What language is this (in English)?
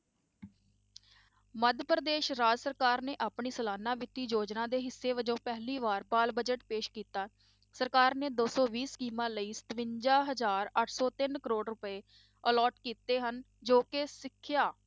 Punjabi